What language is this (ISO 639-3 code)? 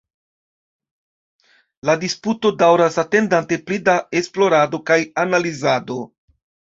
epo